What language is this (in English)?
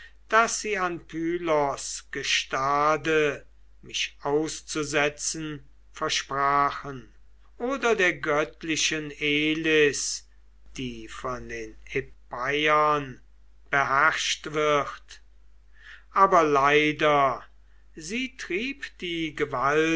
German